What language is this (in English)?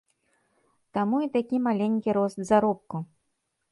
Belarusian